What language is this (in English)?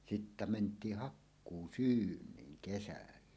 Finnish